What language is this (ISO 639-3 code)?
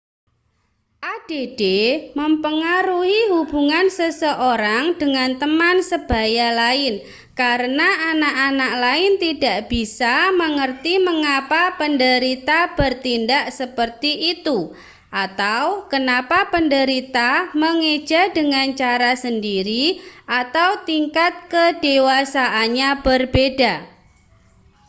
ind